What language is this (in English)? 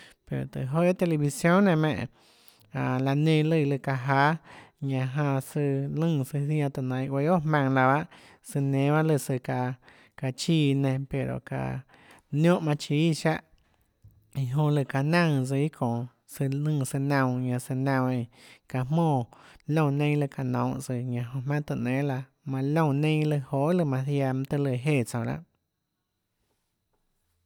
Tlacoatzintepec Chinantec